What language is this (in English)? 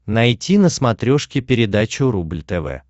Russian